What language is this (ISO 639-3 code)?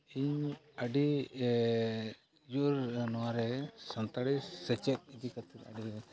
sat